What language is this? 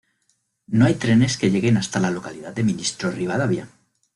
Spanish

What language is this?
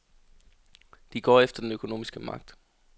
Danish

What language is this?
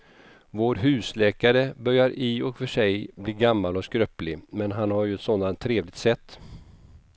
Swedish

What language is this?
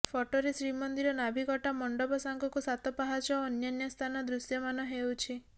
Odia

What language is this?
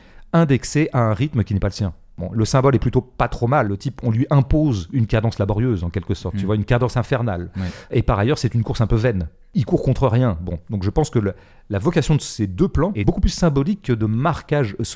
French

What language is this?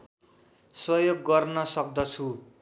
Nepali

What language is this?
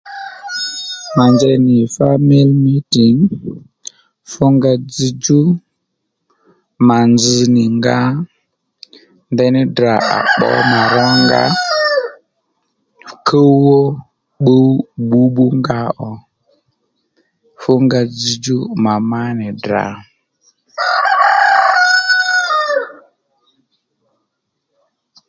Lendu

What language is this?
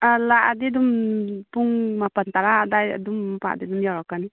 Manipuri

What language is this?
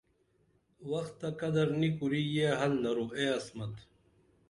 Dameli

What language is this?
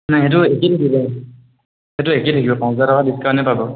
Assamese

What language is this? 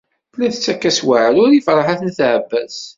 Kabyle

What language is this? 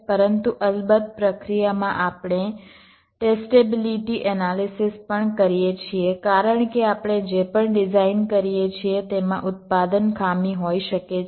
Gujarati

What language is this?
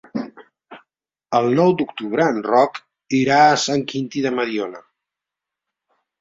Catalan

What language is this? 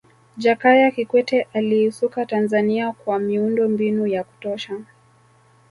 Swahili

